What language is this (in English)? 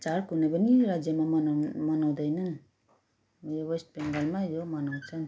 Nepali